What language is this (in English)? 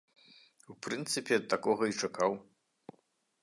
Belarusian